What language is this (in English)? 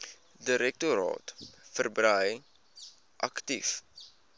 Afrikaans